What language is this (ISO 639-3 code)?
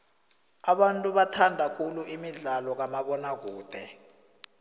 nbl